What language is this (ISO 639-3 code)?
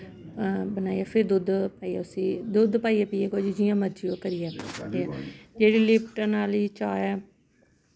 doi